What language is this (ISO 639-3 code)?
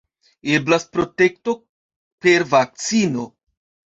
epo